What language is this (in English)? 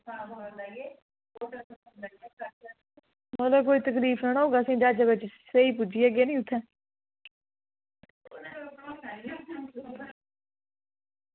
Dogri